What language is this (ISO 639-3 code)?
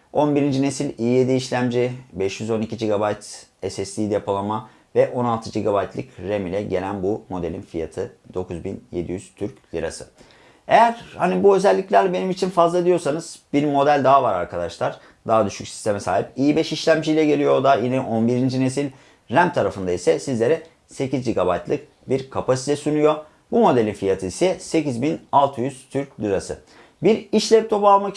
tur